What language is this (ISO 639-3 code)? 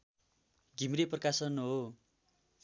nep